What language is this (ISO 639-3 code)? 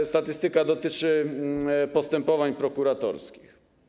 pol